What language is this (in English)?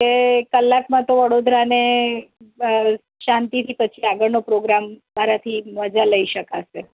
Gujarati